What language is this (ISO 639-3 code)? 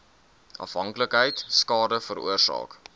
afr